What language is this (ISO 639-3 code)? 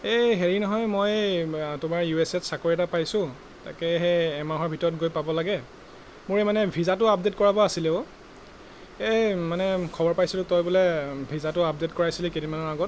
asm